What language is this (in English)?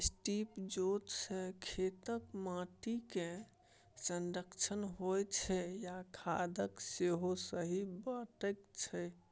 Maithili